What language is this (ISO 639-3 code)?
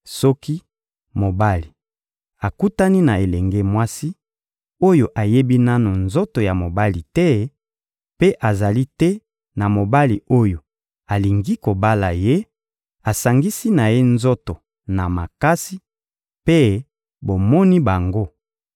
lin